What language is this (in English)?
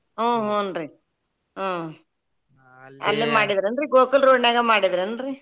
Kannada